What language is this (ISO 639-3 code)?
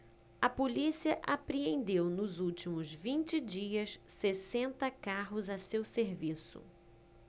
por